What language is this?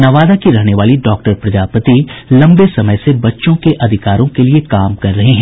Hindi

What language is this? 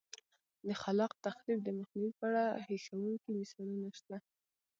Pashto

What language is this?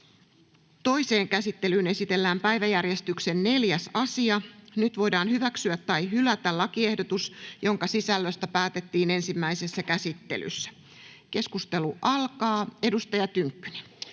Finnish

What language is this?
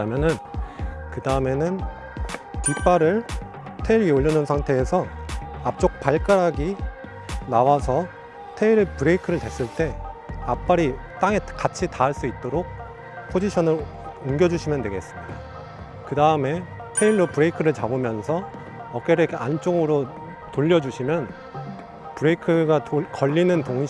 Korean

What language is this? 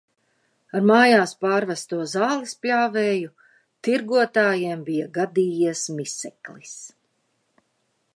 Latvian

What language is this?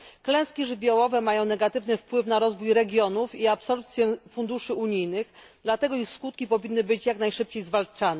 Polish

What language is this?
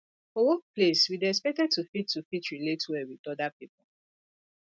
Nigerian Pidgin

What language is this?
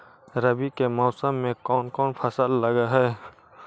Magahi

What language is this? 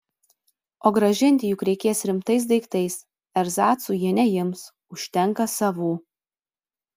Lithuanian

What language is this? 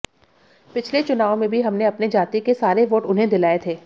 Hindi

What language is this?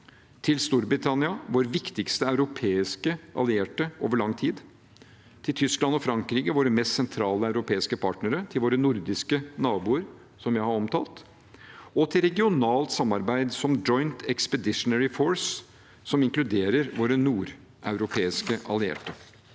Norwegian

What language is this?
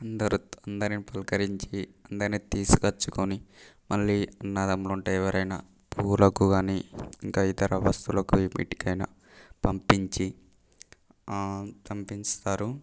Telugu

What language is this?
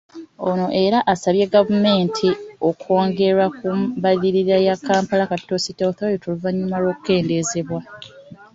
Ganda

